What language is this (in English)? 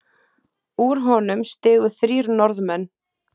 Icelandic